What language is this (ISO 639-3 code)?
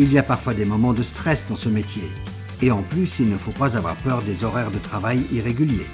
fra